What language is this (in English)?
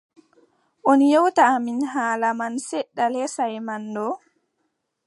Adamawa Fulfulde